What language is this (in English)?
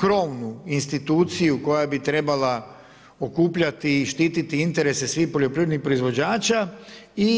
Croatian